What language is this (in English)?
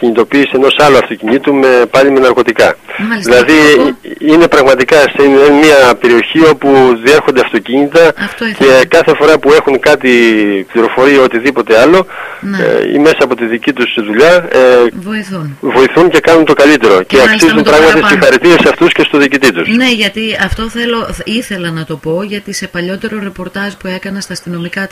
Greek